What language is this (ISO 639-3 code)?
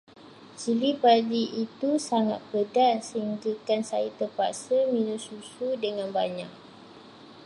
msa